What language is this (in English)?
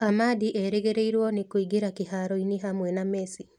Kikuyu